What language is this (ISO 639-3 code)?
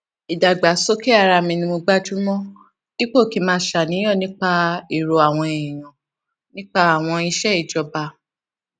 yor